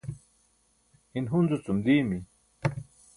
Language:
Burushaski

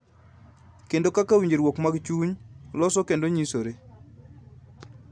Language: Luo (Kenya and Tanzania)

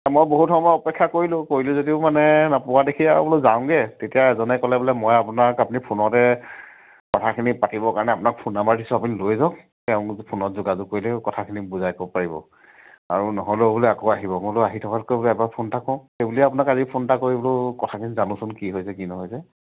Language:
Assamese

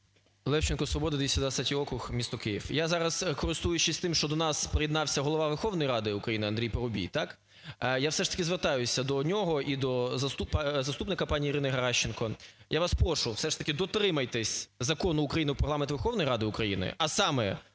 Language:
Ukrainian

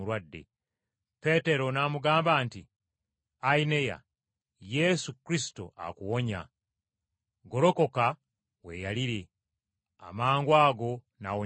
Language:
Ganda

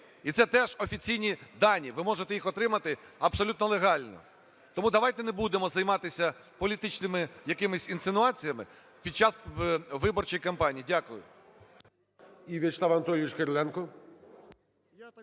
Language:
Ukrainian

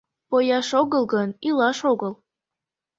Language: Mari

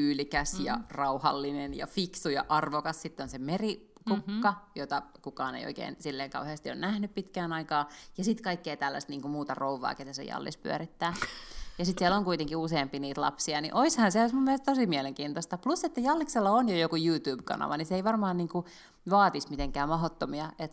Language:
Finnish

